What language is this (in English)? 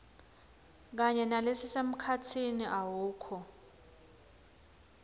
Swati